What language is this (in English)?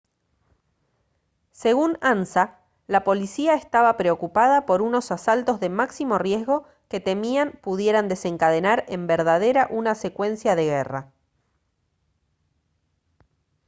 Spanish